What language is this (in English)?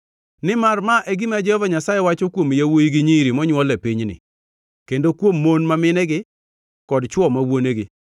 Luo (Kenya and Tanzania)